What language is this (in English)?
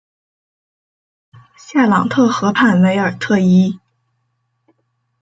Chinese